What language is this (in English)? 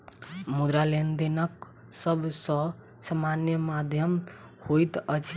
Maithili